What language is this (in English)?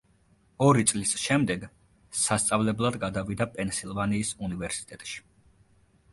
Georgian